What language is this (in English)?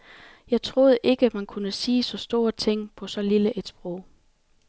Danish